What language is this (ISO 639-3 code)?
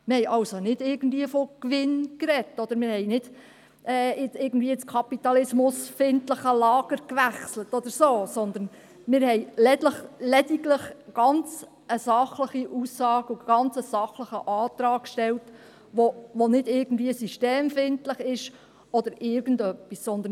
gsw